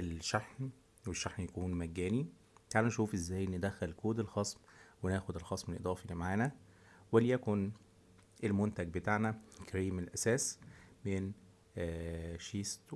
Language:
Arabic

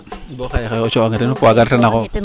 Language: Serer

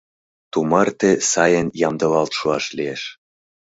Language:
Mari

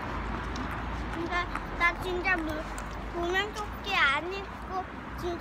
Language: Korean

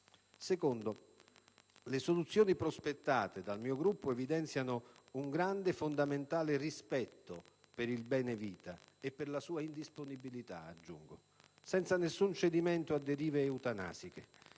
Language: Italian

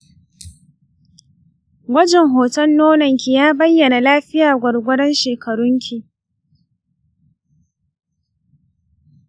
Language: Hausa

